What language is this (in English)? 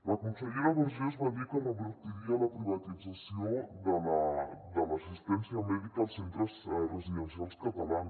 Catalan